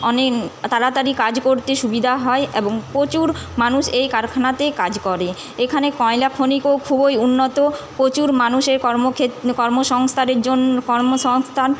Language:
Bangla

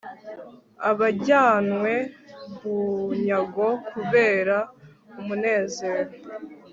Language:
Kinyarwanda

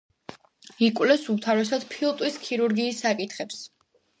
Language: Georgian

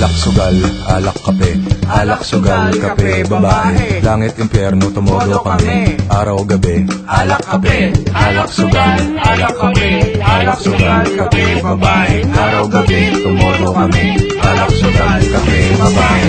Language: Thai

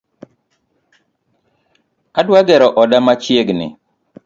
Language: Luo (Kenya and Tanzania)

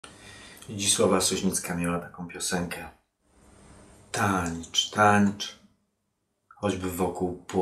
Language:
Polish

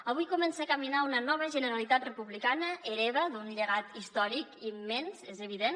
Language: Catalan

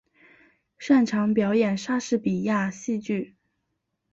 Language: Chinese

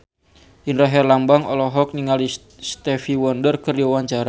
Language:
Sundanese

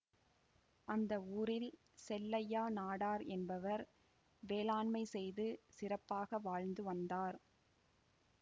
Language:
Tamil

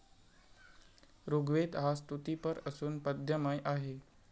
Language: Marathi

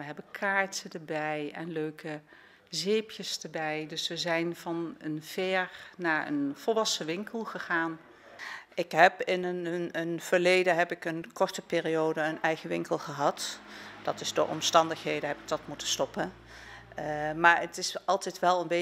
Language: Dutch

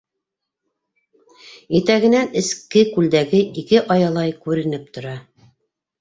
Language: Bashkir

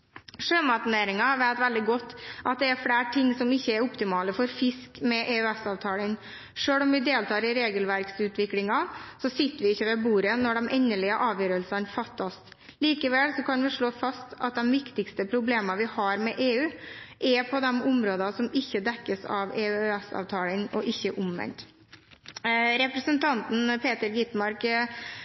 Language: Norwegian Bokmål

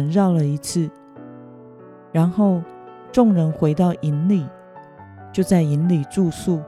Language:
Chinese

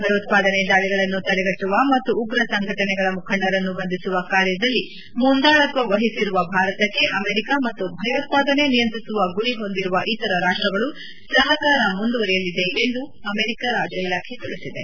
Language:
Kannada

